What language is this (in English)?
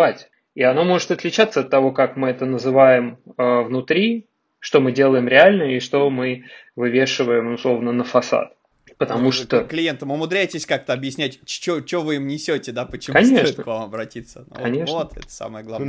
Russian